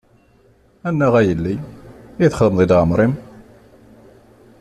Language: Kabyle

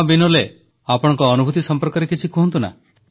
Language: Odia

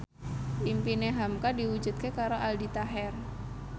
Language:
Javanese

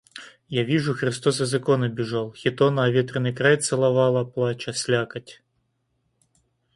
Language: Russian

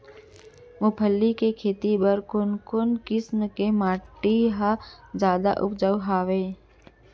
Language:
Chhattisgarhi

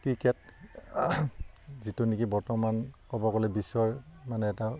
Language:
Assamese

